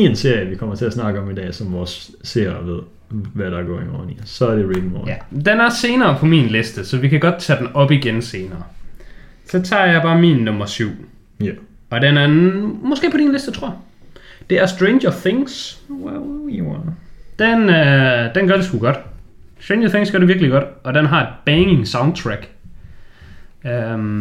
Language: Danish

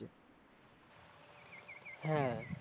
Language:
Bangla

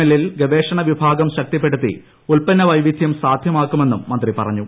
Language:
Malayalam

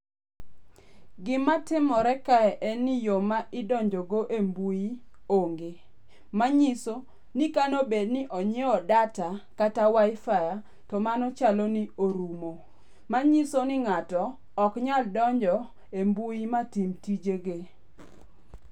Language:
Luo (Kenya and Tanzania)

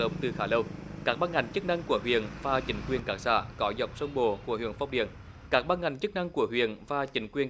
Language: Vietnamese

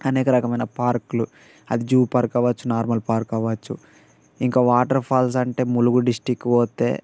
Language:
Telugu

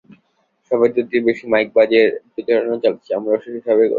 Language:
Bangla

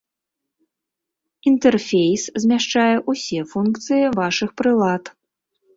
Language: Belarusian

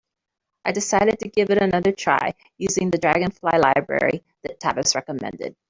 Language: English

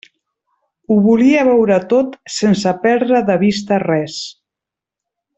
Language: Catalan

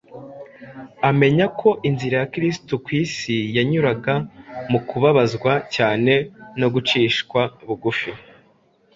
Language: Kinyarwanda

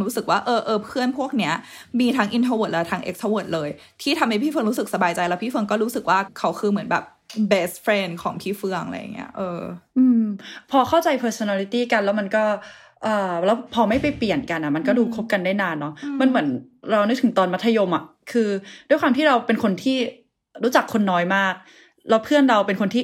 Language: Thai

